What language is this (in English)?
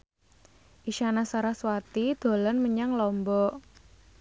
Javanese